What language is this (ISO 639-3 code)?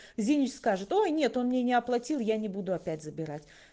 rus